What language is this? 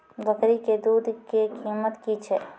Maithili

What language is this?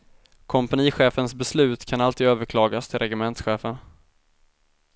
Swedish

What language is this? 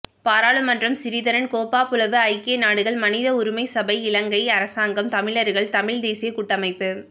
Tamil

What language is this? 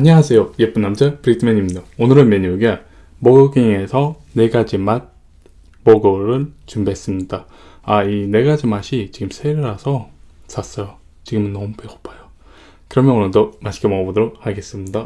Korean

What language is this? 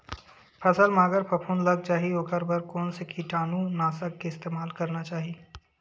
Chhattisgarhi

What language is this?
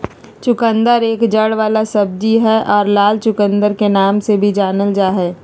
Magahi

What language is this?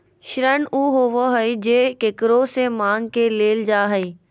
Magahi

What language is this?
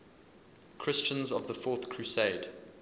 English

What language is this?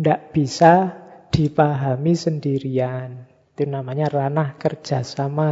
Indonesian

